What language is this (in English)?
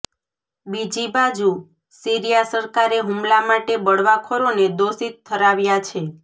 Gujarati